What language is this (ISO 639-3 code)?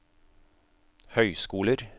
nor